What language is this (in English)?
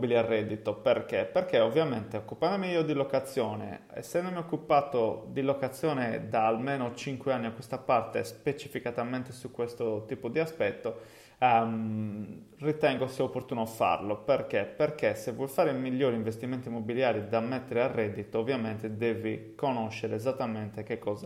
Italian